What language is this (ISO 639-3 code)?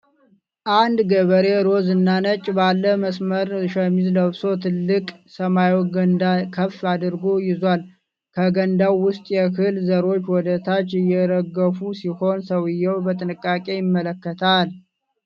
amh